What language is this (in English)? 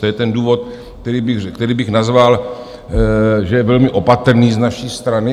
Czech